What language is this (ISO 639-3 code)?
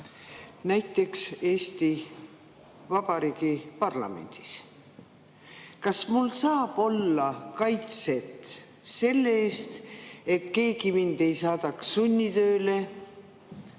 est